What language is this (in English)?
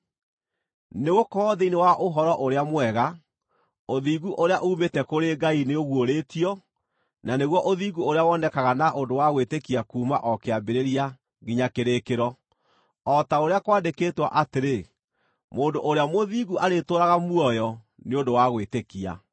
Kikuyu